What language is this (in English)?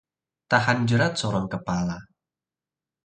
Indonesian